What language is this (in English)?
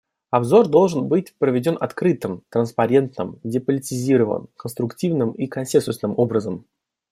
Russian